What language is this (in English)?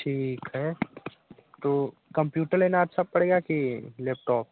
Hindi